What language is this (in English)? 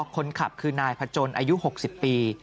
Thai